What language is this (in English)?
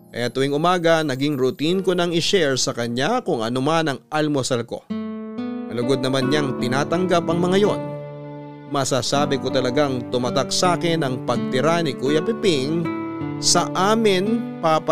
Filipino